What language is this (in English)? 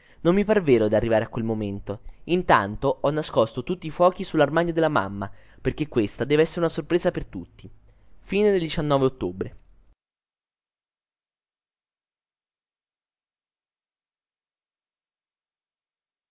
Italian